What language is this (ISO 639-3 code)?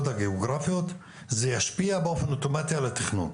heb